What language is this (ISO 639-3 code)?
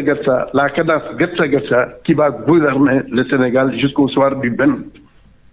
fra